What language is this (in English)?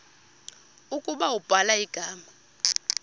Xhosa